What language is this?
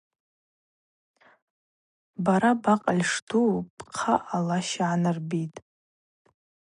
Abaza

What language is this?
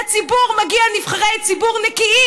Hebrew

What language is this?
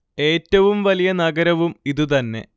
Malayalam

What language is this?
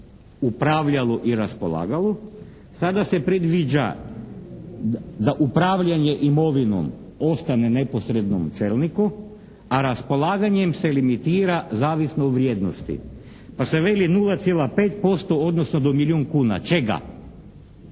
Croatian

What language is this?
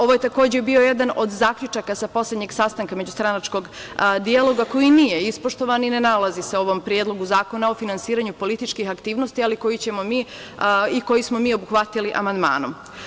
Serbian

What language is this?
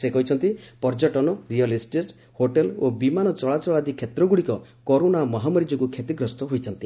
Odia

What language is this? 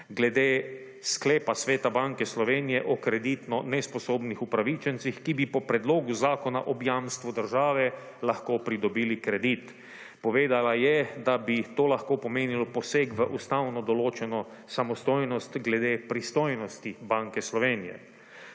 Slovenian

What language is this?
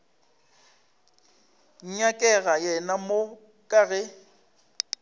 Northern Sotho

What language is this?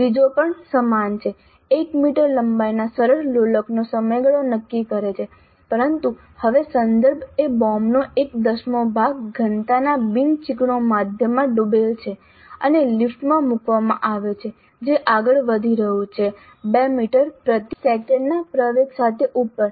Gujarati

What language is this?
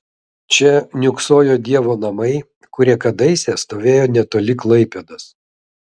Lithuanian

